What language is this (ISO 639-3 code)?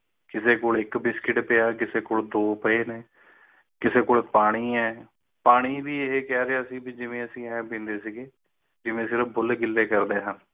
pan